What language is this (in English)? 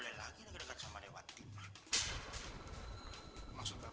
Indonesian